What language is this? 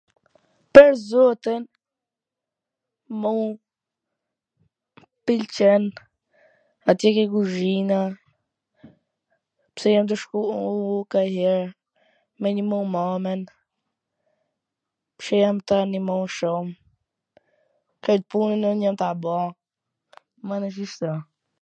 Gheg Albanian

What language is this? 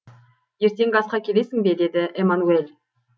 Kazakh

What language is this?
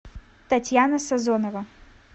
Russian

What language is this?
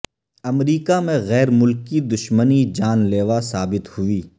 Urdu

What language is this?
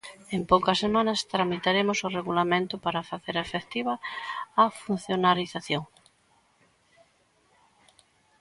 Galician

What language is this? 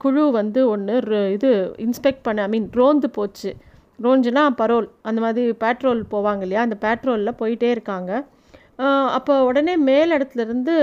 Tamil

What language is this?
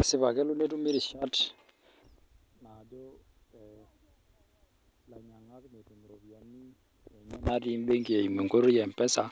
Masai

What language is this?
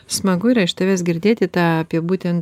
Lithuanian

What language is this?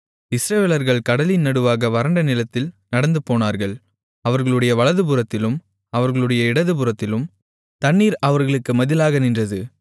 Tamil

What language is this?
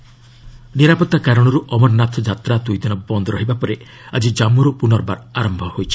Odia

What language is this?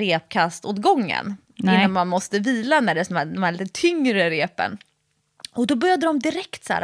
Swedish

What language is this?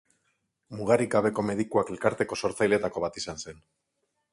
Basque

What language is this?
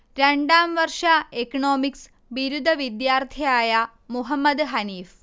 Malayalam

